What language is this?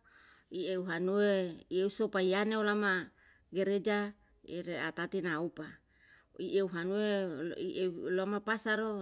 Yalahatan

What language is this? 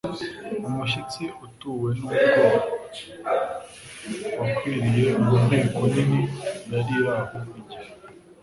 Kinyarwanda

